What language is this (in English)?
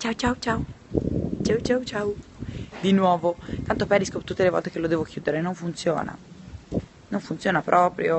Italian